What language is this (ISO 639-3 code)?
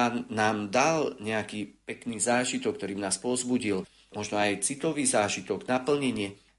slk